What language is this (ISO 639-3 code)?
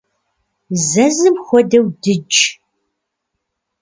kbd